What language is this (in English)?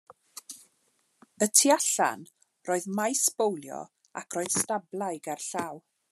Welsh